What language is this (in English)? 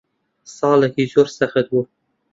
Central Kurdish